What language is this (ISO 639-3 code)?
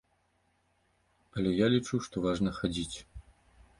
bel